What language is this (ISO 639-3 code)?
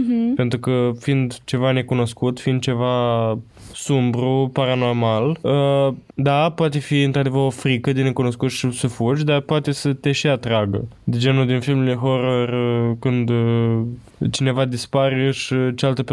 ron